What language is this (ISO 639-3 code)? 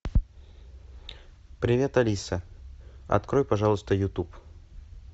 rus